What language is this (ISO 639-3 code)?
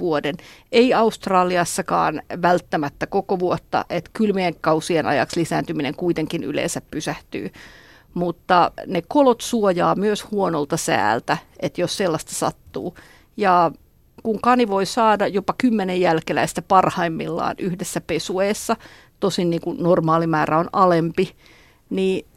fin